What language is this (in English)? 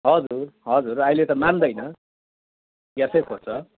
Nepali